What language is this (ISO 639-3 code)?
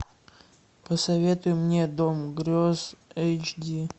rus